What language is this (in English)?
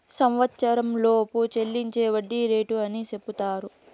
Telugu